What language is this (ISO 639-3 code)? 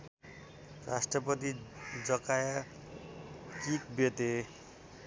nep